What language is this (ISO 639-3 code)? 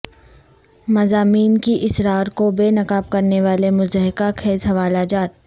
urd